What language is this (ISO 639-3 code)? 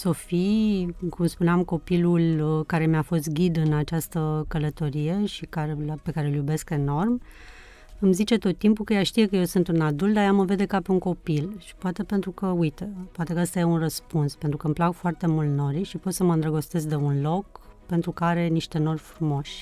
ron